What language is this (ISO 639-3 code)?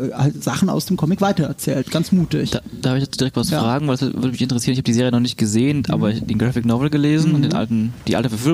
deu